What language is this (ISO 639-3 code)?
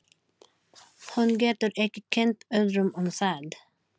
isl